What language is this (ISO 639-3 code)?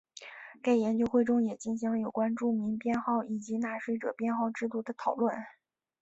zho